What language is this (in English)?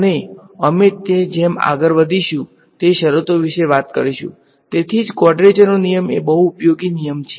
Gujarati